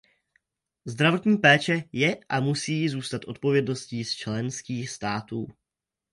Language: Czech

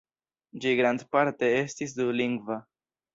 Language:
Esperanto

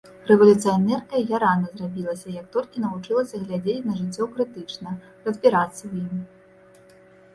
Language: Belarusian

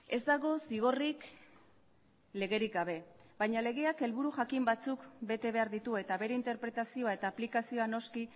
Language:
Basque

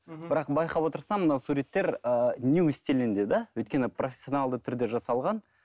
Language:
Kazakh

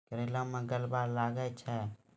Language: Maithili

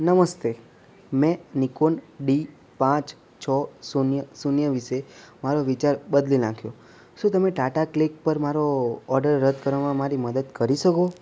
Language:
Gujarati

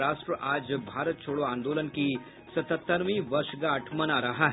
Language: Hindi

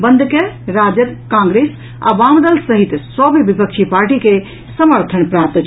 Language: Maithili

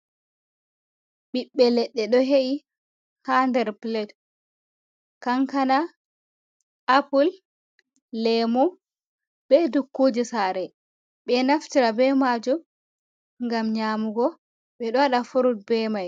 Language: Fula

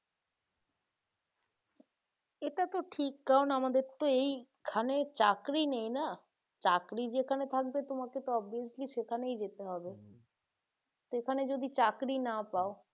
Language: Bangla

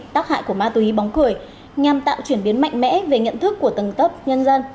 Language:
Vietnamese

